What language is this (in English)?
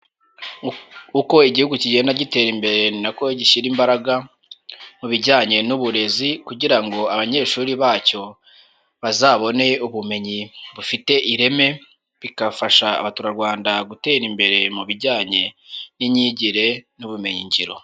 Kinyarwanda